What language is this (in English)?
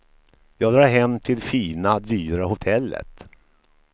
Swedish